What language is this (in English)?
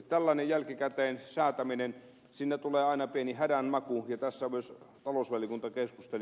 Finnish